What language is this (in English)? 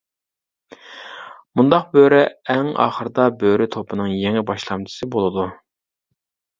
Uyghur